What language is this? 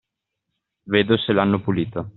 Italian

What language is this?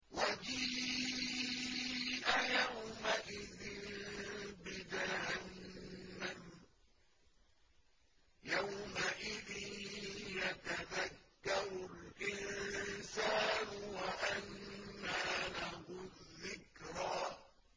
Arabic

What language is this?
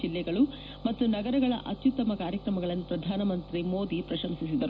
Kannada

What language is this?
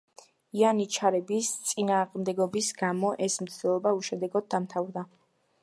Georgian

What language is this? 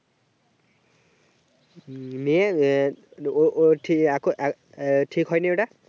Bangla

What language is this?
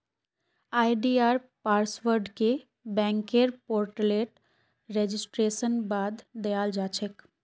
Magahi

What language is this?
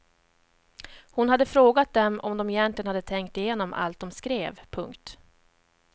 Swedish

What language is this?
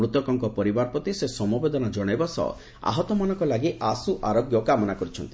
Odia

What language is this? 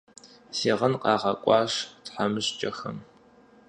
Kabardian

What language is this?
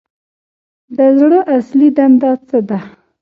Pashto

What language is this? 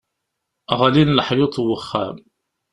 Kabyle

